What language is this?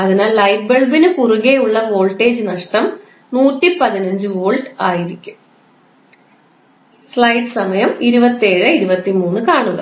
Malayalam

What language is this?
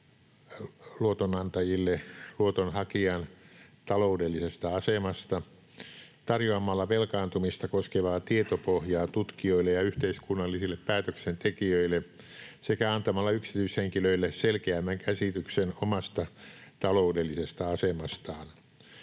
Finnish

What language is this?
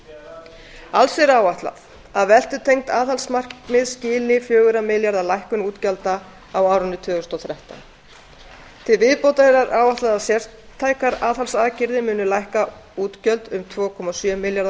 Icelandic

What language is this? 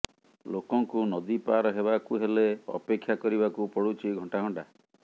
Odia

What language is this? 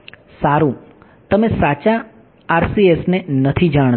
Gujarati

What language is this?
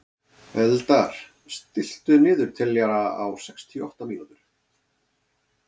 Icelandic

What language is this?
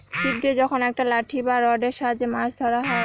Bangla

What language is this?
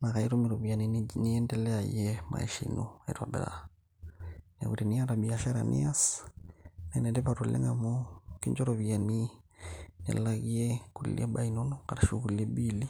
Masai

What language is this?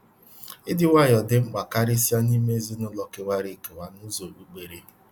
Igbo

